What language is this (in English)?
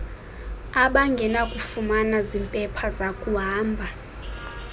Xhosa